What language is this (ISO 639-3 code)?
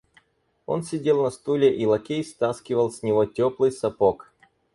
rus